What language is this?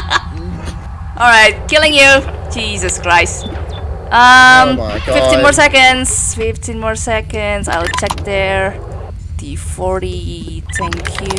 English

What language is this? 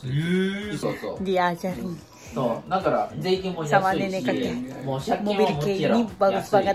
Japanese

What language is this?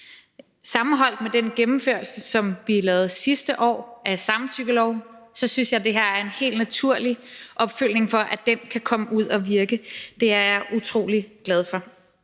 Danish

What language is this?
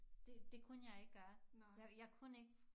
Danish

